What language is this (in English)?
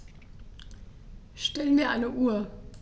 German